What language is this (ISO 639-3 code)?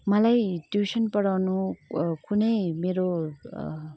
nep